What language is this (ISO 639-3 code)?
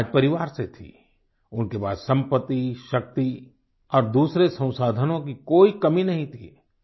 hin